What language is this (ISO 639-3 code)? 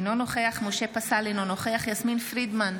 heb